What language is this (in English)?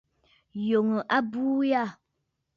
Bafut